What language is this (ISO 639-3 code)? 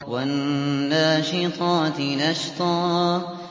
ara